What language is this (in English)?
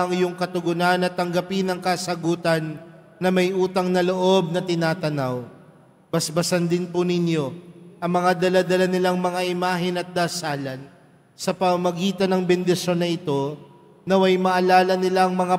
Filipino